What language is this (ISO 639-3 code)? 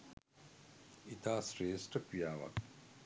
sin